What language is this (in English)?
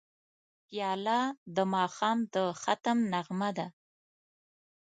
Pashto